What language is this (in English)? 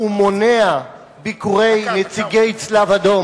Hebrew